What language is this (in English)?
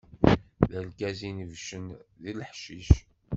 Kabyle